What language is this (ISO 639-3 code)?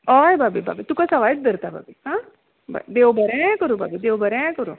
kok